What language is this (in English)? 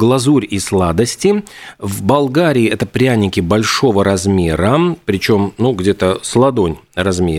Russian